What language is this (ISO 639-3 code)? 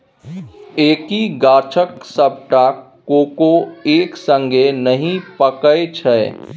mai